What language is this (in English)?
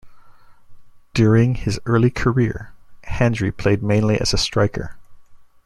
English